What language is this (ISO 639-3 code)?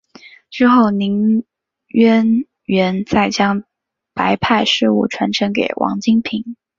zho